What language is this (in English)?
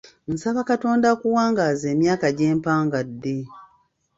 Ganda